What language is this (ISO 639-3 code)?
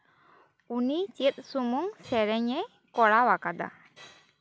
sat